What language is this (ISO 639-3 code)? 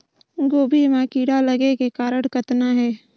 hne